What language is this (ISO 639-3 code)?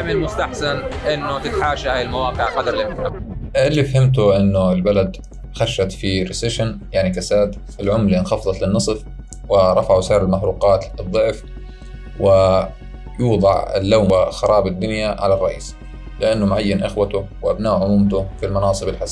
ara